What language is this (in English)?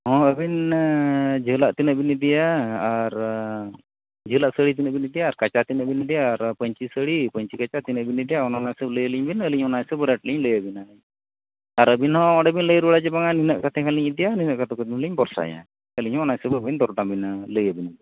Santali